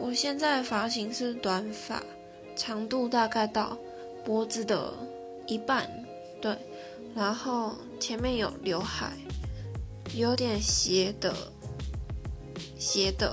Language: Chinese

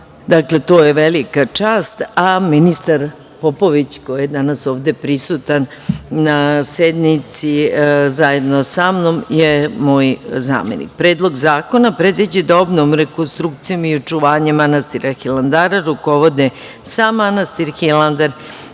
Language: Serbian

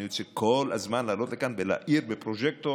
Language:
Hebrew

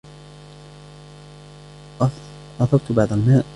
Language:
Arabic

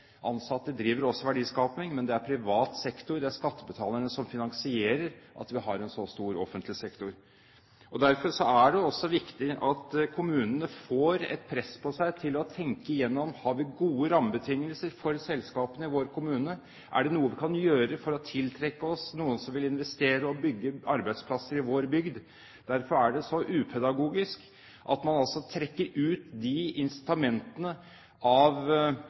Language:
Norwegian Bokmål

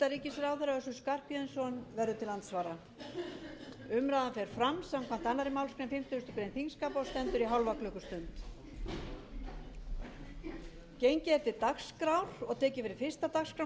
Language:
Icelandic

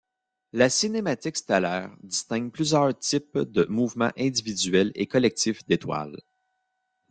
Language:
French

